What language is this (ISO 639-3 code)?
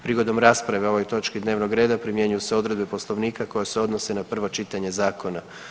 hrv